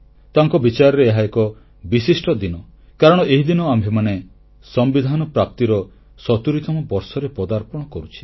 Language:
Odia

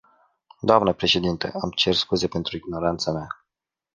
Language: Romanian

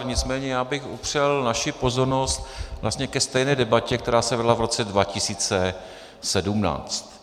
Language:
Czech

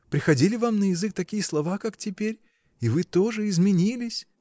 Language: Russian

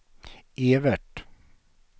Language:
Swedish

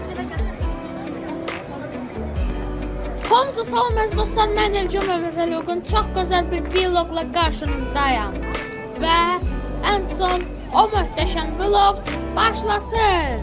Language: Azerbaijani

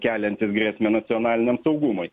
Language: Lithuanian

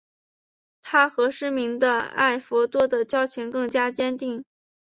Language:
Chinese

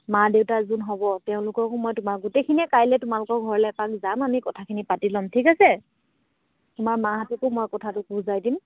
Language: Assamese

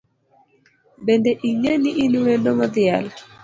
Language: Luo (Kenya and Tanzania)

